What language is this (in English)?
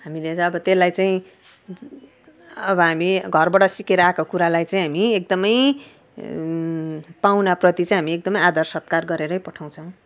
Nepali